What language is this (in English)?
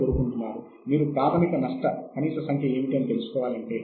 Telugu